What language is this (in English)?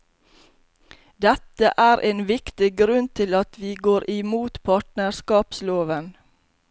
Norwegian